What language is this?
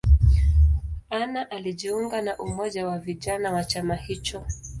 Swahili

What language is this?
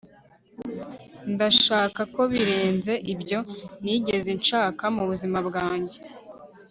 Kinyarwanda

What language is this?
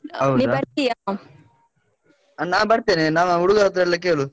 Kannada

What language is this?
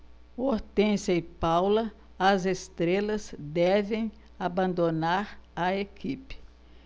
Portuguese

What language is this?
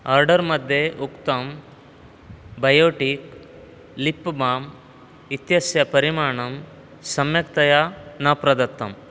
Sanskrit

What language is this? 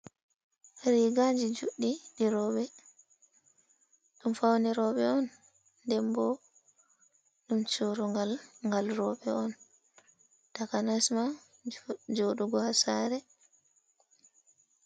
Fula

